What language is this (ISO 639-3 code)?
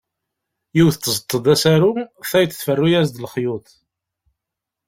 kab